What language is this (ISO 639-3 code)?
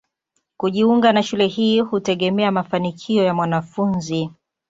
swa